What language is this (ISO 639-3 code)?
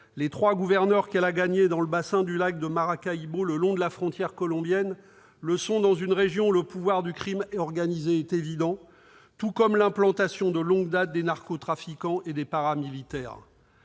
fra